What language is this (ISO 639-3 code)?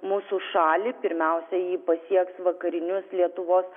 lit